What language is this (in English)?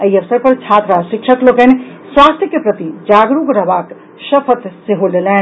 Maithili